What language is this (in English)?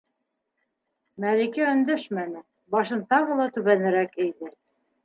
Bashkir